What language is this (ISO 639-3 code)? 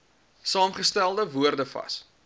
afr